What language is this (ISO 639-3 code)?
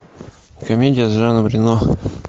rus